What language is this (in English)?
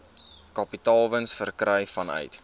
Afrikaans